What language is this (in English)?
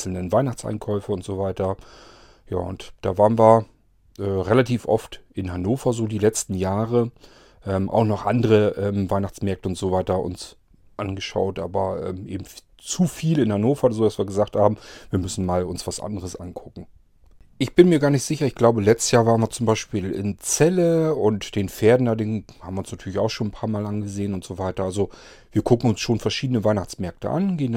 German